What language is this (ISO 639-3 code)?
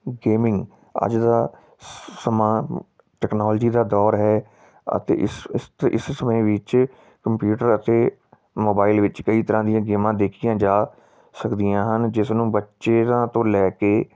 pan